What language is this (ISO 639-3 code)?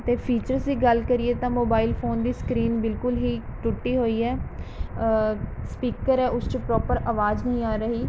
pan